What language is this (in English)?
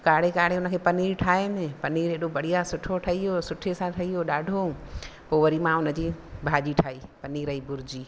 Sindhi